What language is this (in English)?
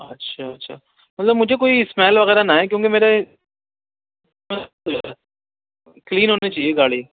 Urdu